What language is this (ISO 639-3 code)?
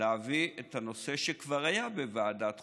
heb